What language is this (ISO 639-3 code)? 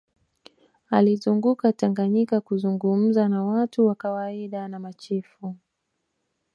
swa